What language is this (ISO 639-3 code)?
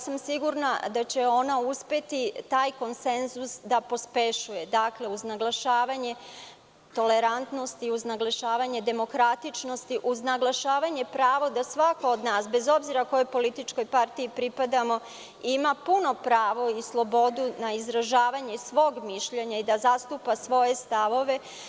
srp